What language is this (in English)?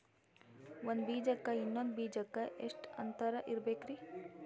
Kannada